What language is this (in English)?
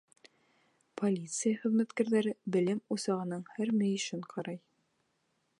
Bashkir